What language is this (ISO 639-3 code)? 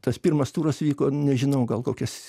lit